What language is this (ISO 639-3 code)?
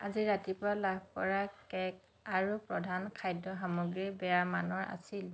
asm